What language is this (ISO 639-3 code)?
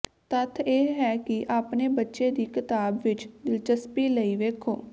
pan